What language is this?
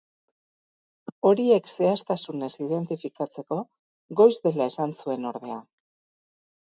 Basque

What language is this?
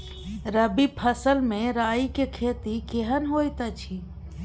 Maithili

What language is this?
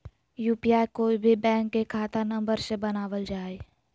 Magahi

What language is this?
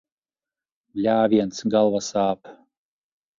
Latvian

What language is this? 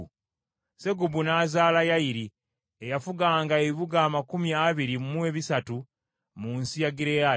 Ganda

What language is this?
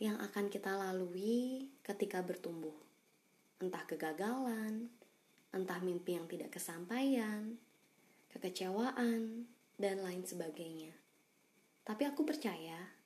Indonesian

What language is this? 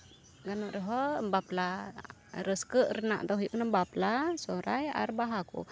Santali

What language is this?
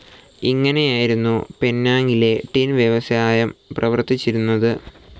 Malayalam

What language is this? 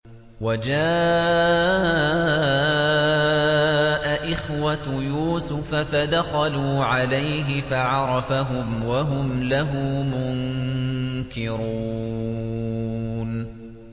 Arabic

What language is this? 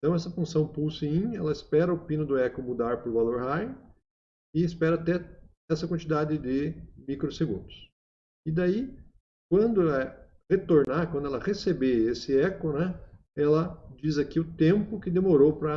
Portuguese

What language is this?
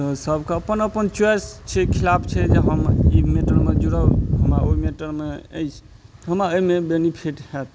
Maithili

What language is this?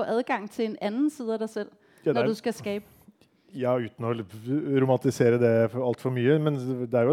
Danish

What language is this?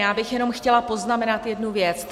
Czech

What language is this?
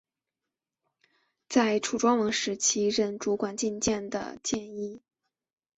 Chinese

